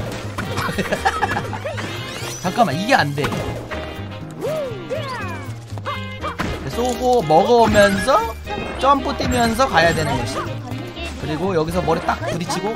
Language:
Korean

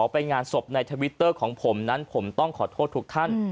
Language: Thai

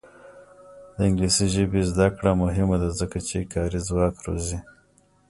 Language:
Pashto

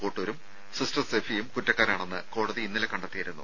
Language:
Malayalam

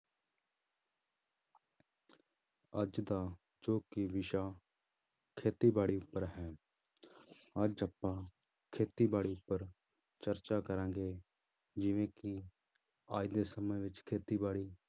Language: Punjabi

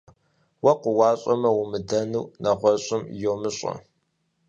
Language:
Kabardian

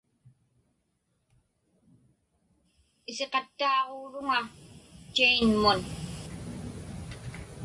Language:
Inupiaq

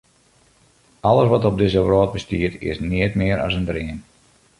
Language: Western Frisian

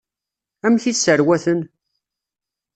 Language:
Kabyle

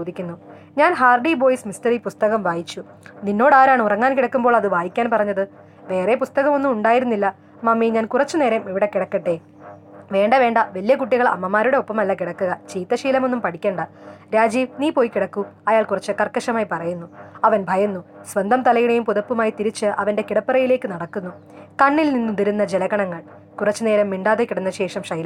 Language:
Malayalam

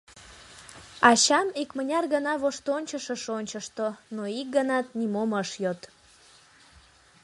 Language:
Mari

